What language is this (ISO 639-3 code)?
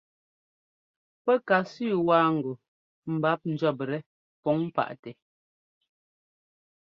jgo